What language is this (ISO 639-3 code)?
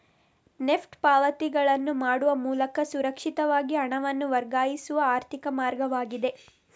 kan